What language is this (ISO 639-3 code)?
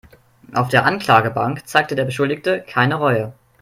deu